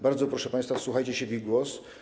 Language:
Polish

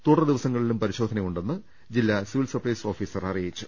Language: Malayalam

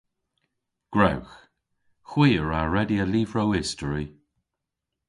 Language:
Cornish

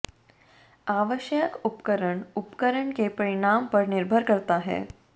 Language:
Hindi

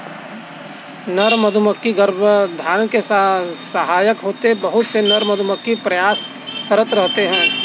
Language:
Hindi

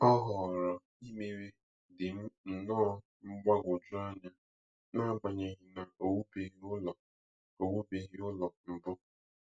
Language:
Igbo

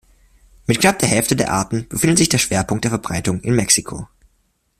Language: German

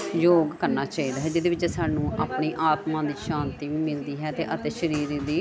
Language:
Punjabi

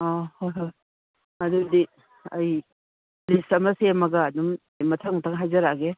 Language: Manipuri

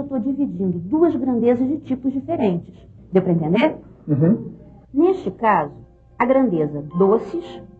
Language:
Portuguese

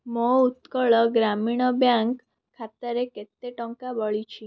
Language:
Odia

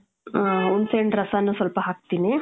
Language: Kannada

